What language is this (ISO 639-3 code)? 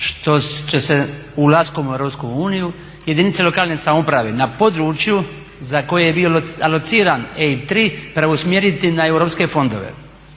hrv